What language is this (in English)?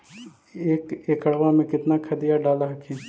Magahi